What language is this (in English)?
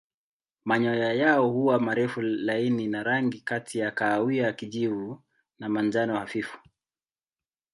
Swahili